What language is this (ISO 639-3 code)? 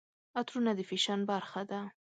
pus